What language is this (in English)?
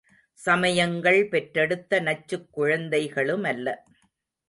Tamil